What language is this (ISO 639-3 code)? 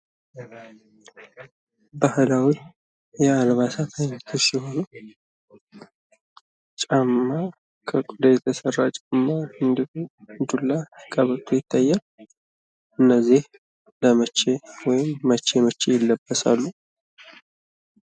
amh